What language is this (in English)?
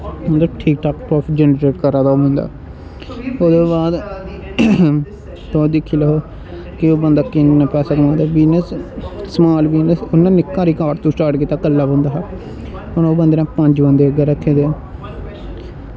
Dogri